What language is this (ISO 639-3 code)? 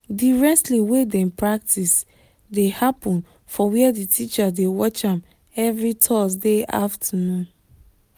pcm